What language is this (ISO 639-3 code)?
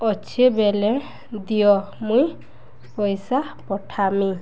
ori